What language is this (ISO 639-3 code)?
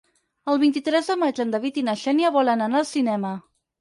cat